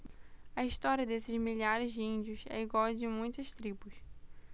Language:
Portuguese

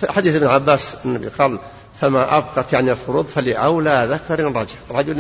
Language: Arabic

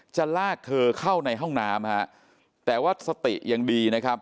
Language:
Thai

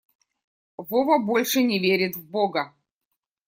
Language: Russian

